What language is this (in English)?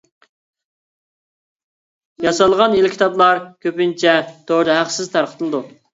Uyghur